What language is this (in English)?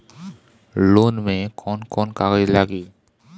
Bhojpuri